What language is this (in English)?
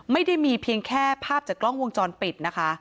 Thai